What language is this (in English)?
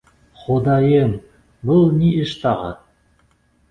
Bashkir